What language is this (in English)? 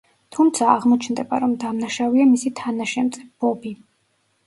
Georgian